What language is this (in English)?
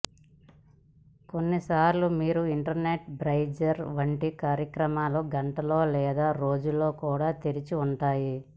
Telugu